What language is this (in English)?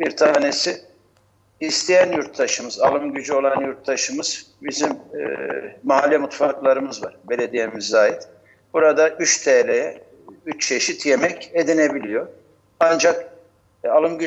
Turkish